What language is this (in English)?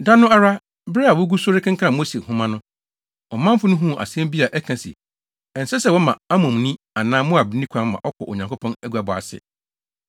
Akan